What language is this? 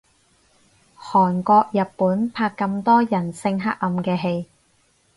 Cantonese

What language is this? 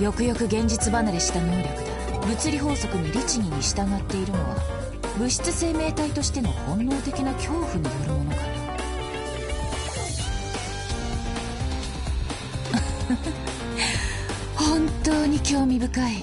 Japanese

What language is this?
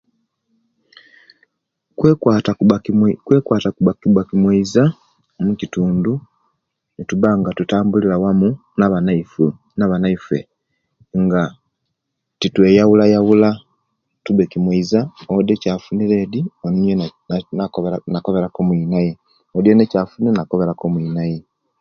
Kenyi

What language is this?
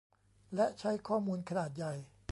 Thai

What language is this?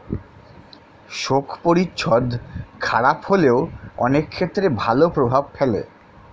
Bangla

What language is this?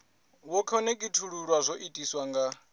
Venda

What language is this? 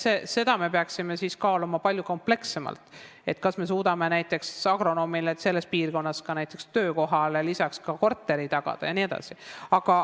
Estonian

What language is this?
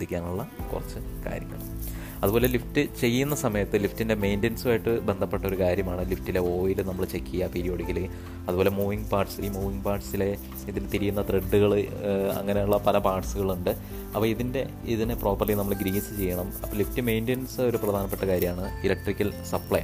Malayalam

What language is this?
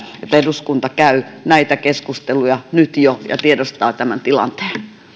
Finnish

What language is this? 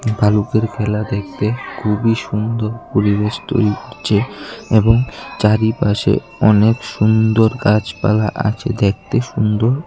Bangla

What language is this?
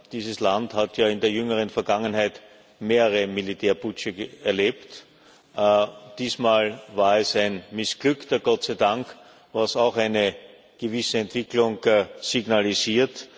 German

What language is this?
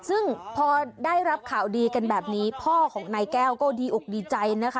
Thai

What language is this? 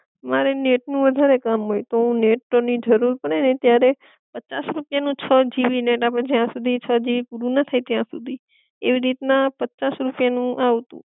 Gujarati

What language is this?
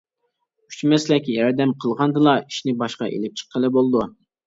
Uyghur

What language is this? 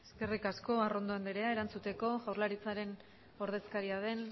Basque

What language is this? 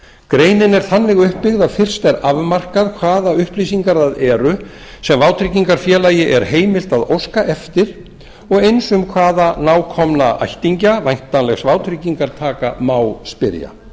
Icelandic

